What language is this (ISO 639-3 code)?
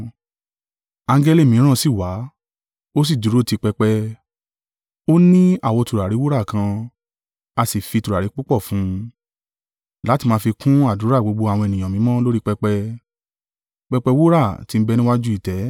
yor